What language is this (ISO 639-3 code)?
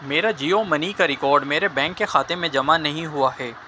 urd